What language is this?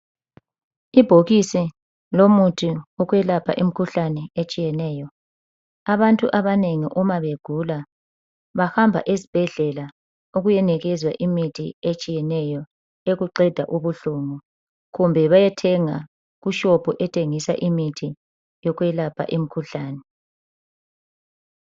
North Ndebele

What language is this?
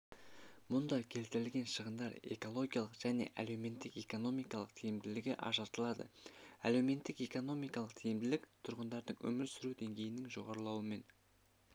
Kazakh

